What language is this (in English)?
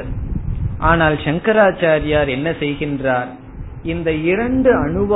Tamil